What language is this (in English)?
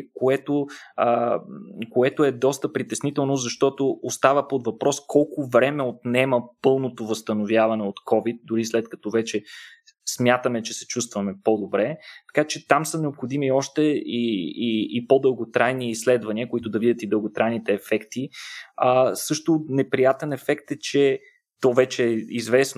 Bulgarian